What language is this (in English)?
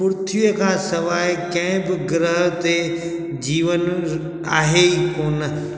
Sindhi